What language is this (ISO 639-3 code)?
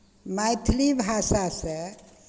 mai